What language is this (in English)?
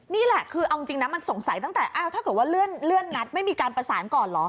Thai